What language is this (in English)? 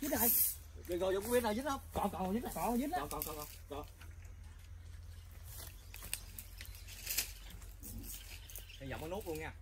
Vietnamese